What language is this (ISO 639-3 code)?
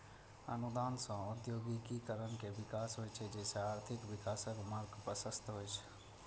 mai